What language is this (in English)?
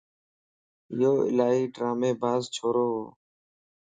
Lasi